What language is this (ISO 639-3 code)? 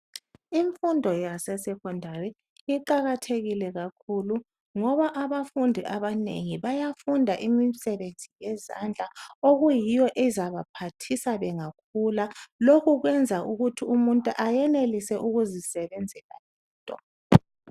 nde